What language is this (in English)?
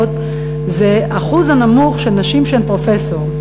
Hebrew